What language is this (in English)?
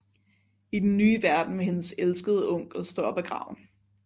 Danish